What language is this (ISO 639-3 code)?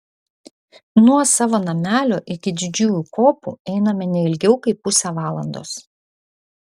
lit